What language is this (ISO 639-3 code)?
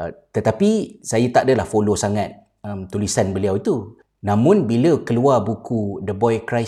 msa